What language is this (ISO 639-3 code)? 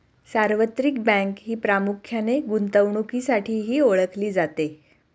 mar